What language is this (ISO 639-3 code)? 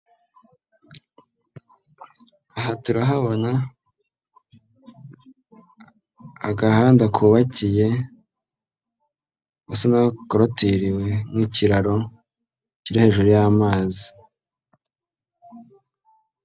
kin